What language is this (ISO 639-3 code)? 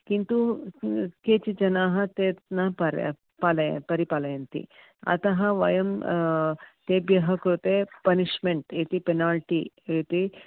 san